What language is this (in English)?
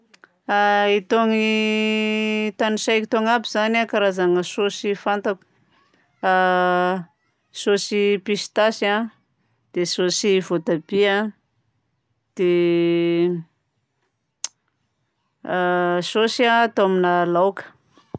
Southern Betsimisaraka Malagasy